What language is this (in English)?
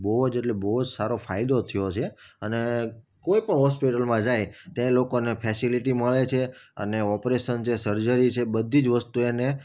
Gujarati